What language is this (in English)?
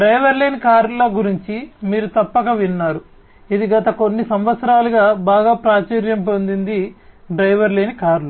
Telugu